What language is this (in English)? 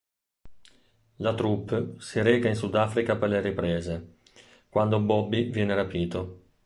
Italian